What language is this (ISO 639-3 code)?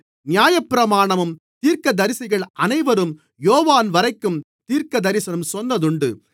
tam